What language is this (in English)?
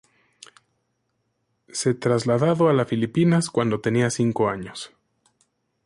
Spanish